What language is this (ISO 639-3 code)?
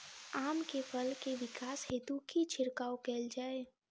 mai